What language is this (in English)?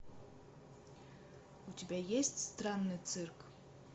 Russian